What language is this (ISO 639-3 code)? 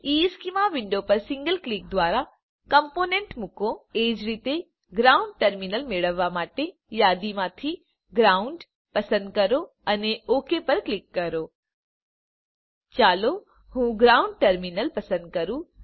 guj